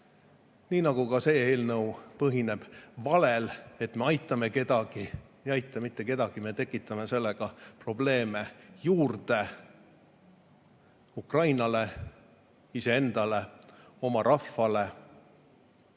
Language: Estonian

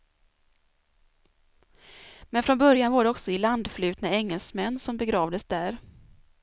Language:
Swedish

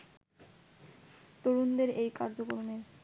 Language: Bangla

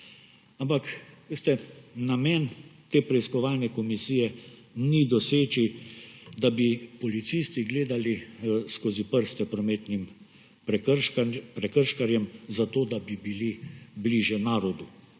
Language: Slovenian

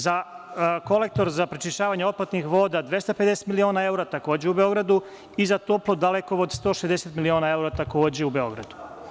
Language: Serbian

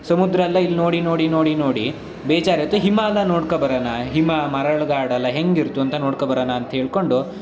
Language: Kannada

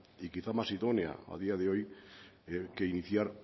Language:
Spanish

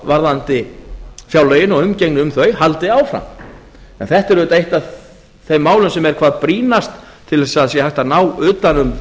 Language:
Icelandic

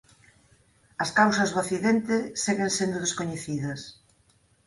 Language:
Galician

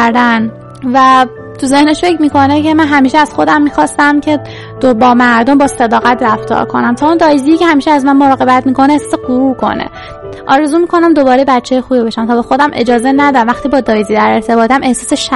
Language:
Persian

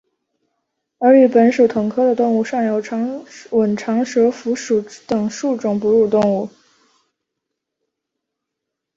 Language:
Chinese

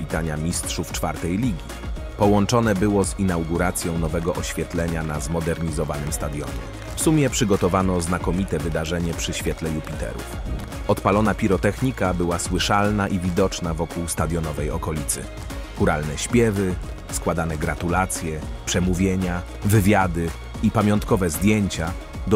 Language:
Polish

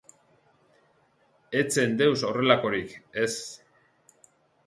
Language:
Basque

